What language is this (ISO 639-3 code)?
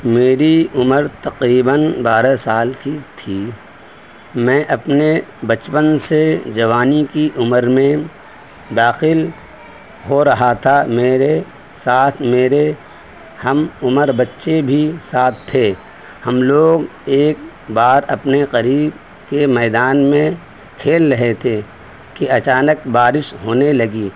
urd